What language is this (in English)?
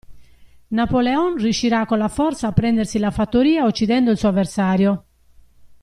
Italian